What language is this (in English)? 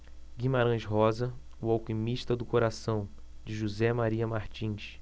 Portuguese